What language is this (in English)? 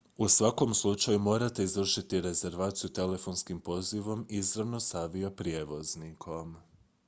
Croatian